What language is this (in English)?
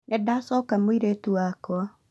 Kikuyu